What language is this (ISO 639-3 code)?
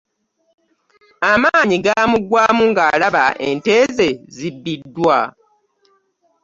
lug